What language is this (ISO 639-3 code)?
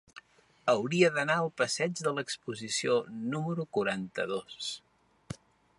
cat